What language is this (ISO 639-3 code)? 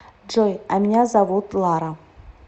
rus